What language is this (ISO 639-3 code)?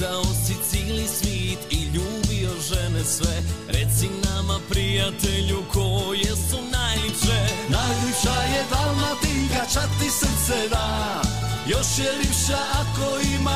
hrv